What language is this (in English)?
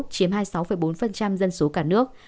Vietnamese